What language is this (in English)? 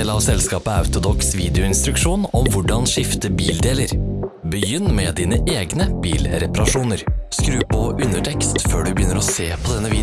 Norwegian